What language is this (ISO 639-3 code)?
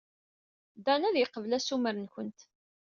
kab